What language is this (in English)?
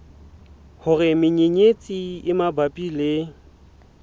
Southern Sotho